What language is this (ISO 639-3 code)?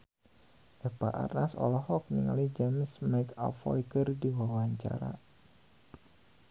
sun